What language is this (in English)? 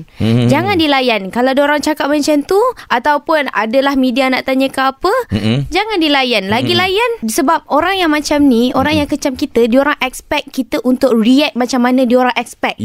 Malay